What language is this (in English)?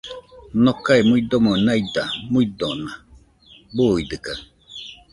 Nüpode Huitoto